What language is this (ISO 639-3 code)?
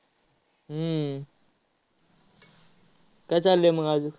mar